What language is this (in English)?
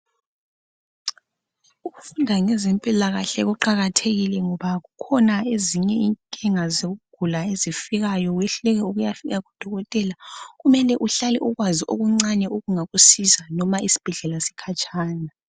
North Ndebele